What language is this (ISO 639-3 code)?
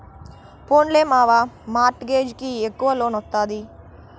tel